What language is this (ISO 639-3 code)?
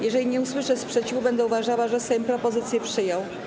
pol